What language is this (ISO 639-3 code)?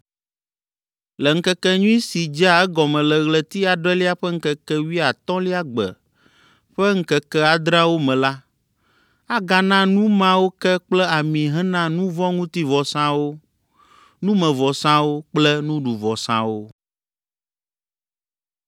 ewe